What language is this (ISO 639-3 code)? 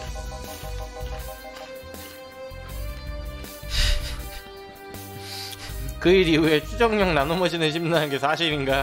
kor